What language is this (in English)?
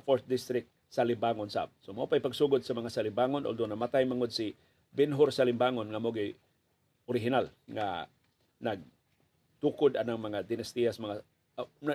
Filipino